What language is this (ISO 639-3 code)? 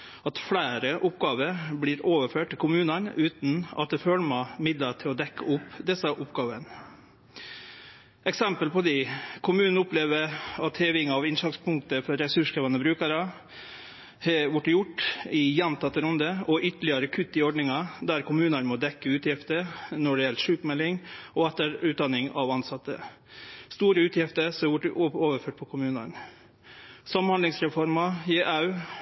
nno